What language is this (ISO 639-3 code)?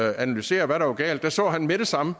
dan